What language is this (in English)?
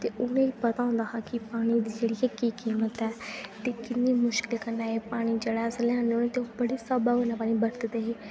Dogri